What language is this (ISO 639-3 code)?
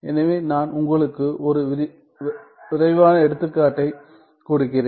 tam